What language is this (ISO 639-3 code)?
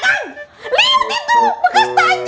ind